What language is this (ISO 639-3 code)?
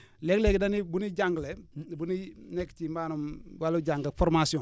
wol